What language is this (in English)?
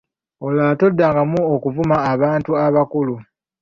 Ganda